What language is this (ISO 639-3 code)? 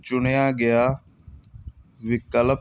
pan